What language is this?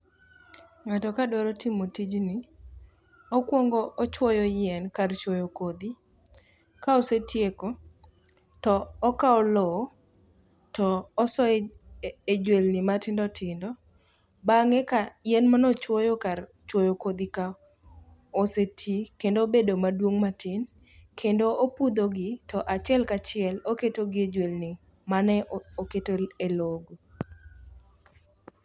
Luo (Kenya and Tanzania)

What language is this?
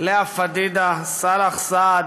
Hebrew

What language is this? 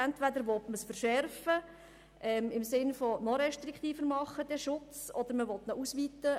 Swiss German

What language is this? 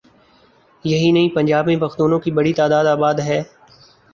Urdu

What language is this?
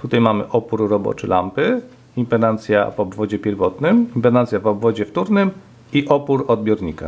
Polish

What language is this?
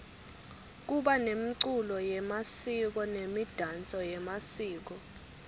Swati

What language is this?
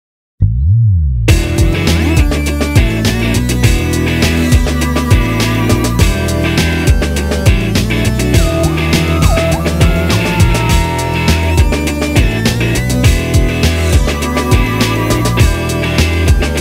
English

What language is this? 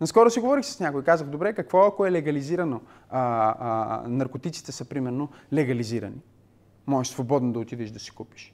Bulgarian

